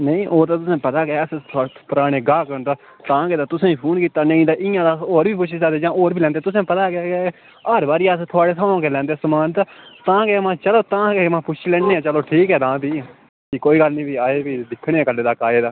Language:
Dogri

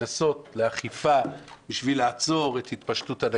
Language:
Hebrew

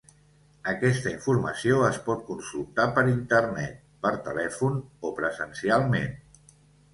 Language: Catalan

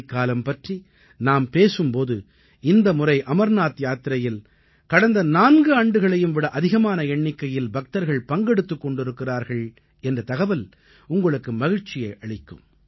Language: Tamil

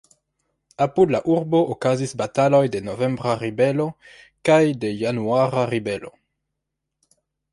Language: Esperanto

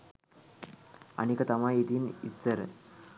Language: Sinhala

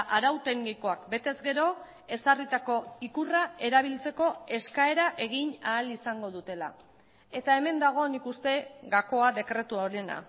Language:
Basque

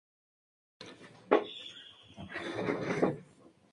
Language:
Spanish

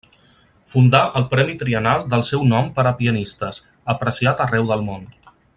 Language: Catalan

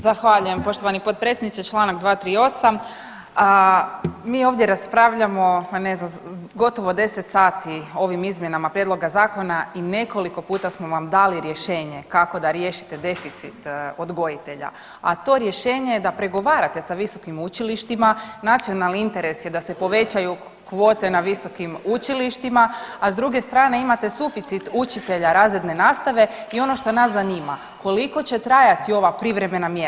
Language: Croatian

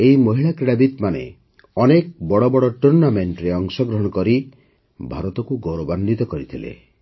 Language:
Odia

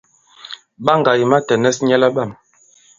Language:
Bankon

